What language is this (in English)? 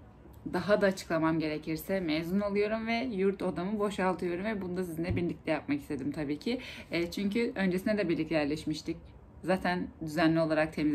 Turkish